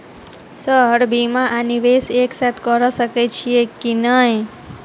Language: Maithili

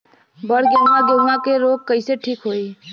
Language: Bhojpuri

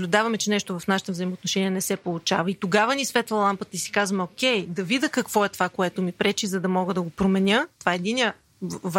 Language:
Bulgarian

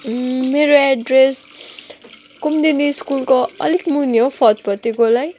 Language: Nepali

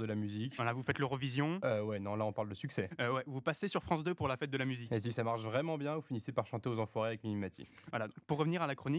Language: French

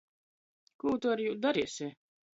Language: Latgalian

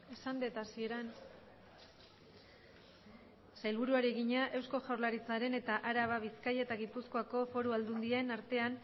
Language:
Basque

